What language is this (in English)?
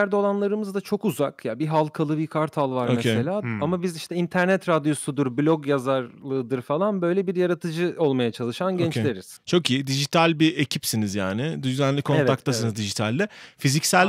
Turkish